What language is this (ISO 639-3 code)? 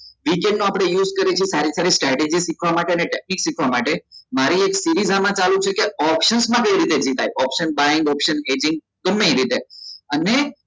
guj